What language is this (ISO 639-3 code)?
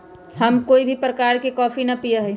mag